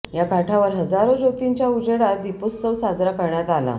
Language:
Marathi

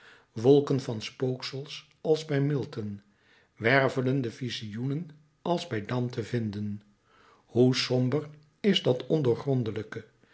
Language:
Dutch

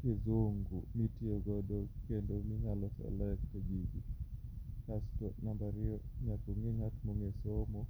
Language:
Luo (Kenya and Tanzania)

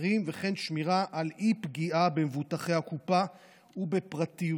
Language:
Hebrew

